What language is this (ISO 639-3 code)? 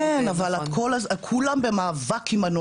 heb